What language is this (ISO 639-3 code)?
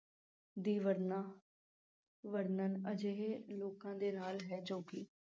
pan